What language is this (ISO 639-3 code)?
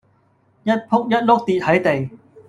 yue